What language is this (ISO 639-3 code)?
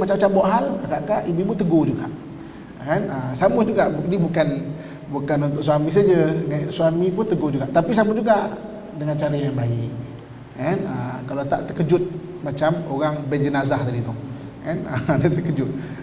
msa